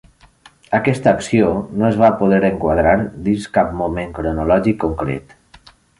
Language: Catalan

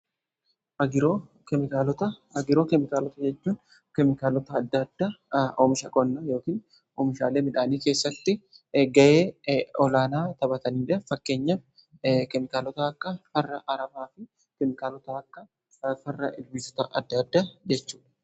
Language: Oromo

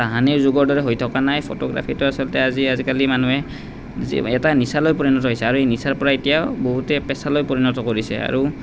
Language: Assamese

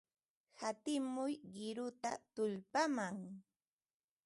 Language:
Ambo-Pasco Quechua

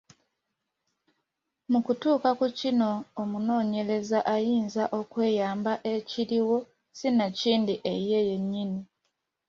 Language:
Ganda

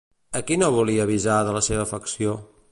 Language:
Catalan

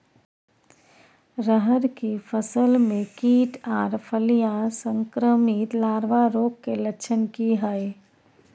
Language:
Maithili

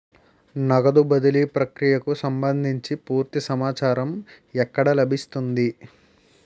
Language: Telugu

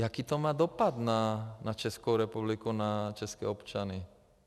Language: Czech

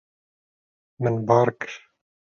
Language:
Kurdish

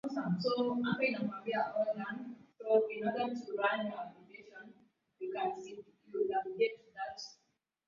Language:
Swahili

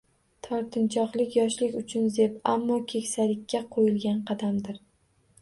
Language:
Uzbek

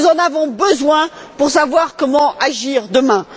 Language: French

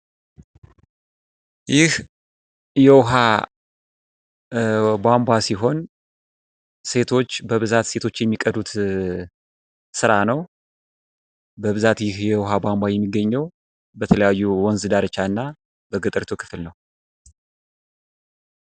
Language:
Amharic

